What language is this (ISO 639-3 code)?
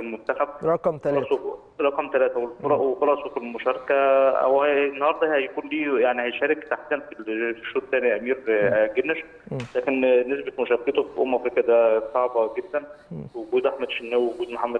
ara